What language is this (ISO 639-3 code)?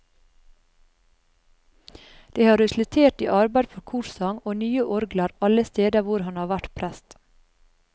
nor